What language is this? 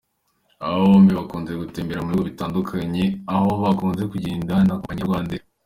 Kinyarwanda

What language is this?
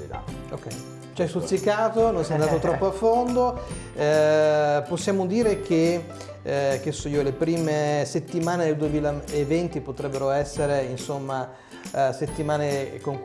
Italian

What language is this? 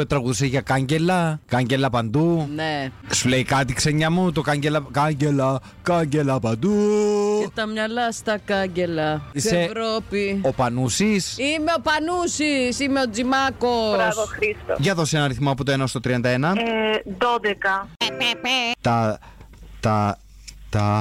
Greek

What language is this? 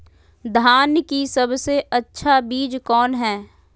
Magahi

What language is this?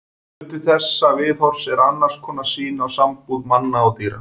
Icelandic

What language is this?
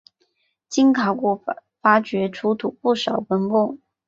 Chinese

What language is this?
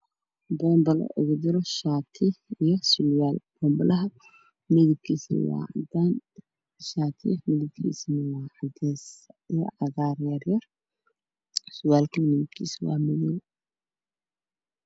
Somali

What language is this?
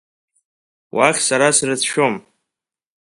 Abkhazian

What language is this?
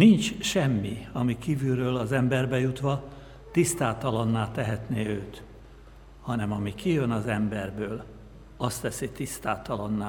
Hungarian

